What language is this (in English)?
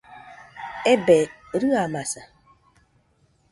Nüpode Huitoto